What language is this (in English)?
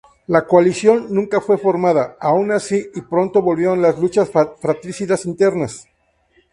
Spanish